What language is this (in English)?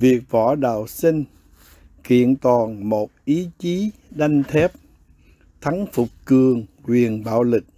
Vietnamese